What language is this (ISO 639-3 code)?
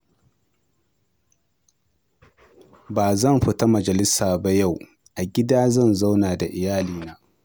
hau